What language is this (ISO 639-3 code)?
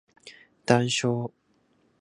jpn